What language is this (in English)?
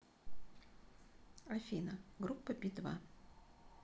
Russian